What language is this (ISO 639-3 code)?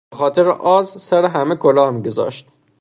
fas